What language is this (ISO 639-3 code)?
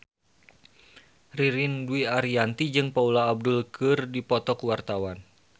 sun